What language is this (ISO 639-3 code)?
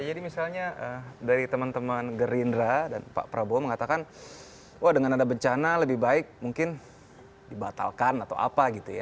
ind